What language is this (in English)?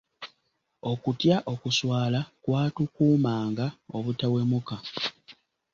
Ganda